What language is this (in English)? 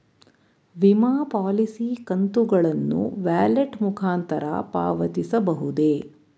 Kannada